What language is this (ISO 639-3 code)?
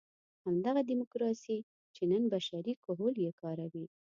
pus